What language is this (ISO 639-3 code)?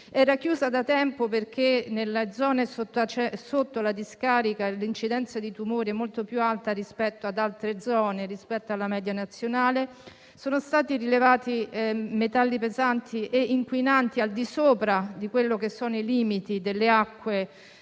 ita